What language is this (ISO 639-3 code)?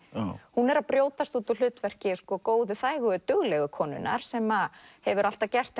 isl